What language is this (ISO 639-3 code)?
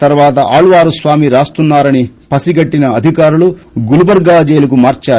tel